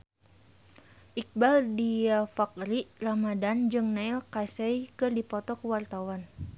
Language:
Sundanese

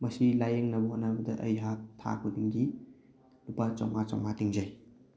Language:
Manipuri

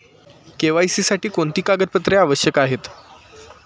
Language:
Marathi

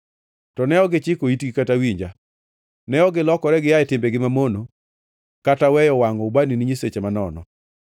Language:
Luo (Kenya and Tanzania)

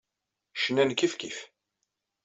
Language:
Kabyle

